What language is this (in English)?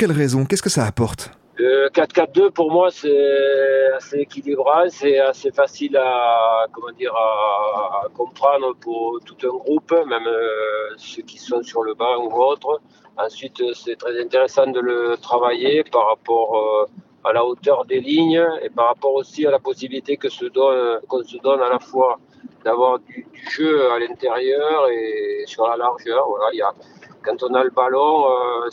French